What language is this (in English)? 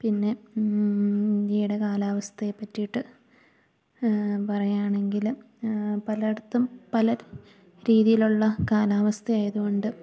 Malayalam